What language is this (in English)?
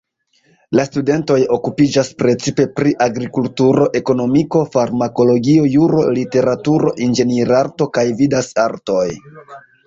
Esperanto